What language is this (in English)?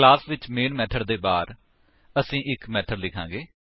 Punjabi